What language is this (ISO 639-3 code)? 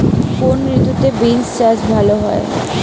ben